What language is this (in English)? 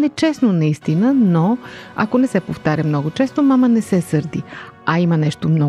Bulgarian